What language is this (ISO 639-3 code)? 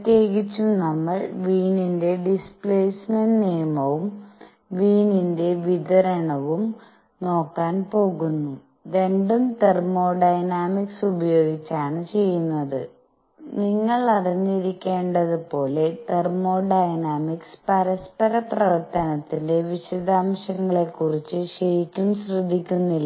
mal